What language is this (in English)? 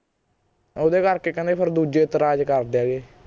Punjabi